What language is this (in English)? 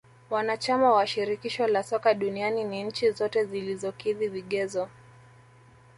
Swahili